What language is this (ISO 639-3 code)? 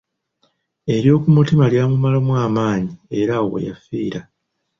lug